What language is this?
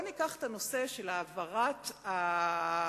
Hebrew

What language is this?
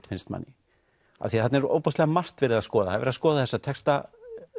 Icelandic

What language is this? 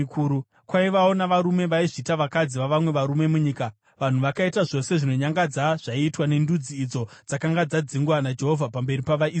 Shona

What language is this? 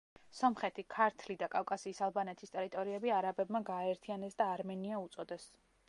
Georgian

